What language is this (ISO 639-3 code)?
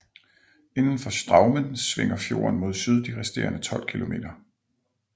dan